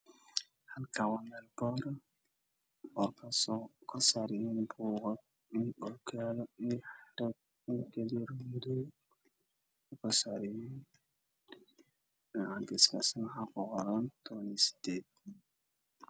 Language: Somali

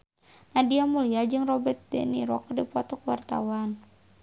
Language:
Sundanese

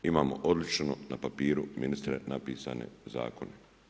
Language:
Croatian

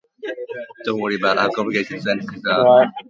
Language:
Welsh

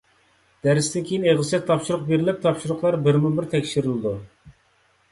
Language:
Uyghur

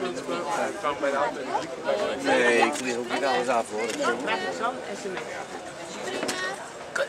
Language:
Dutch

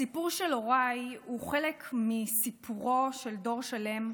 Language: Hebrew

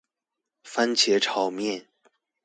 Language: Chinese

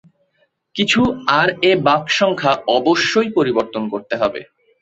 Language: Bangla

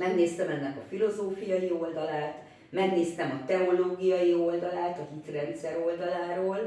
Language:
Hungarian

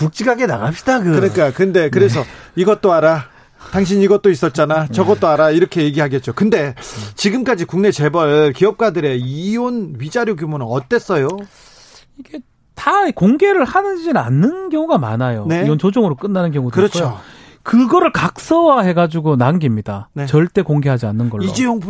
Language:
Korean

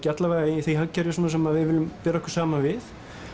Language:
Icelandic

